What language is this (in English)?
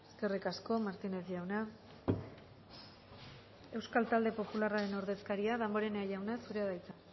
Basque